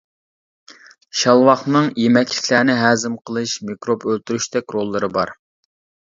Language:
Uyghur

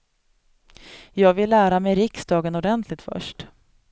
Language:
Swedish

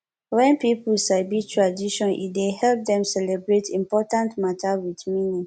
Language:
Nigerian Pidgin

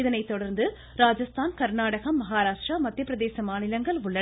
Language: Tamil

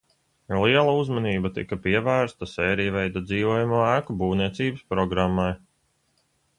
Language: Latvian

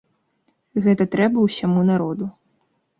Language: Belarusian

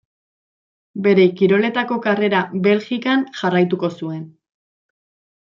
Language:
Basque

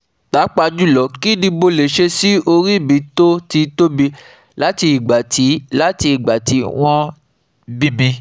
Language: Yoruba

